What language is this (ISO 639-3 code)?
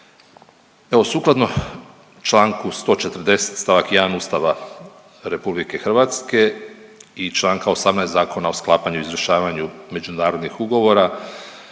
hrv